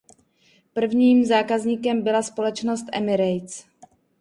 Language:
Czech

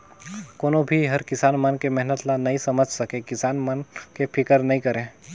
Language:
Chhattisgarhi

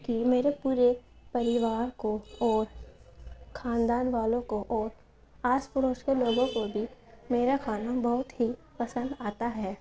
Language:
Urdu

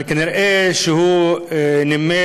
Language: Hebrew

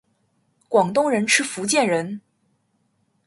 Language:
Chinese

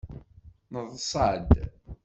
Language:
Kabyle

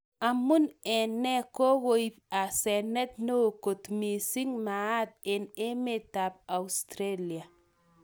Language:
Kalenjin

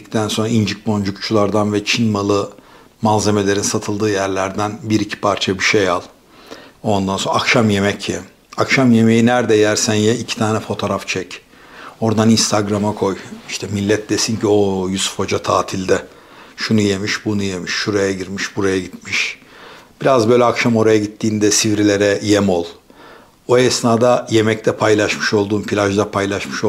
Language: Turkish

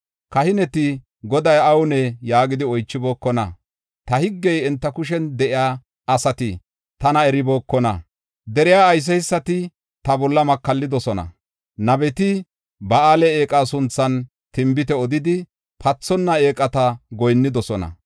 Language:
Gofa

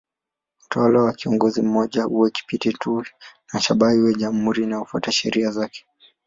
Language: Swahili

